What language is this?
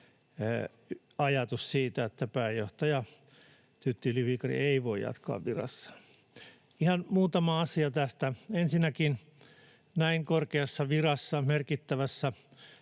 Finnish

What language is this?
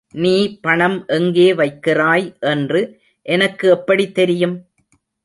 Tamil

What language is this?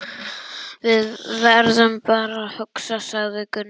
Icelandic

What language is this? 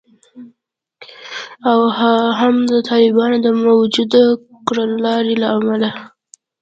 Pashto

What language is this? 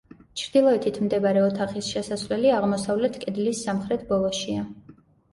Georgian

